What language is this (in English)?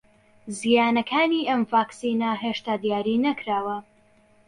Central Kurdish